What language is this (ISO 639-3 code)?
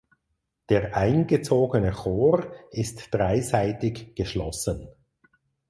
deu